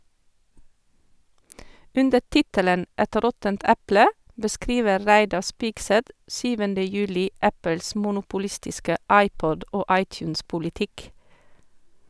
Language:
Norwegian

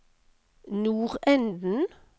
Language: Norwegian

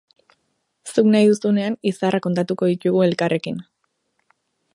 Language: Basque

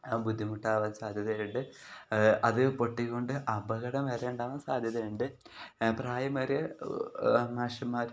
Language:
Malayalam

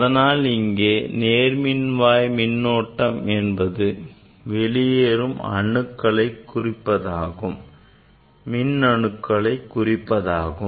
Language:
Tamil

